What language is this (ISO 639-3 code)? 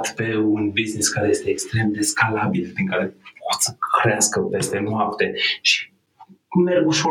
ron